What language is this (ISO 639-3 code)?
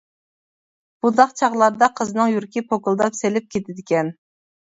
uig